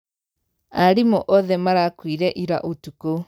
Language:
Kikuyu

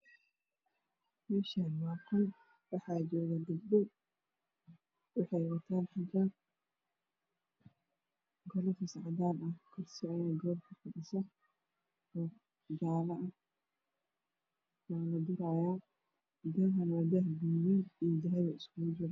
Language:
Somali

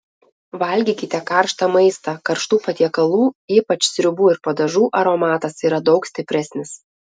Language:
Lithuanian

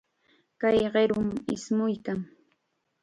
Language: Chiquián Ancash Quechua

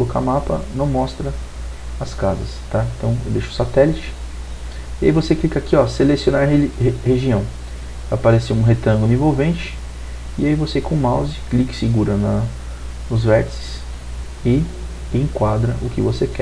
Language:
Portuguese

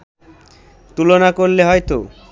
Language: Bangla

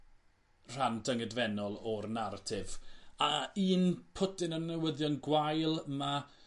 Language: Welsh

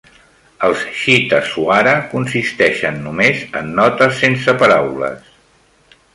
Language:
Catalan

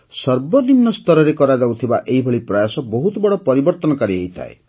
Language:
Odia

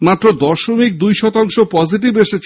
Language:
Bangla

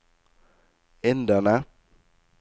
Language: Norwegian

